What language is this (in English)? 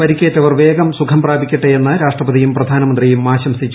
Malayalam